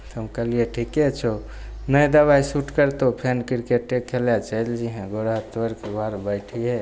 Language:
Maithili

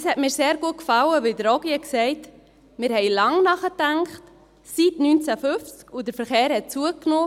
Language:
Swiss German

